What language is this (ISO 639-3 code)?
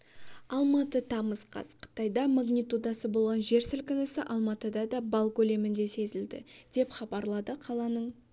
kaz